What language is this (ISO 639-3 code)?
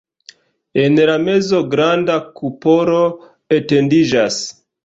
epo